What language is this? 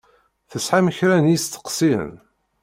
Kabyle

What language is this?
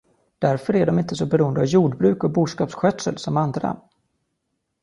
Swedish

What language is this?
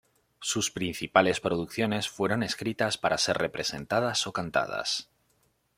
Spanish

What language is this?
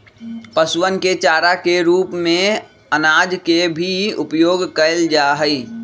Magahi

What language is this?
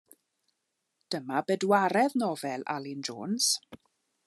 Welsh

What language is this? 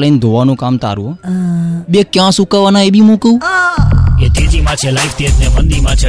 Gujarati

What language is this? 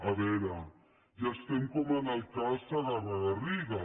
Catalan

